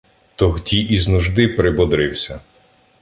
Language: Ukrainian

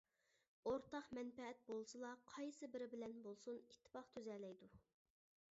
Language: Uyghur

